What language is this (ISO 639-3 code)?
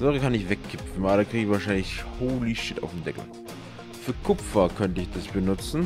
deu